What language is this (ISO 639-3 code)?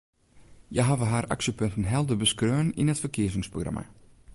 fry